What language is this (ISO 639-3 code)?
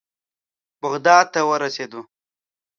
pus